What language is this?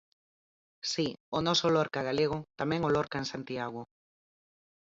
Galician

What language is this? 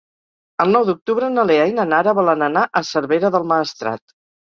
Catalan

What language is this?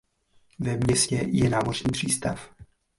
Czech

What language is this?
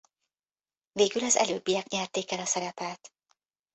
Hungarian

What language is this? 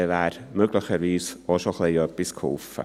Swiss German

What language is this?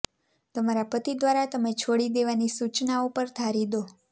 Gujarati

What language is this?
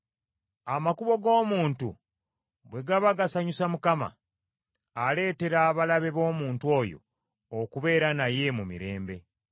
Ganda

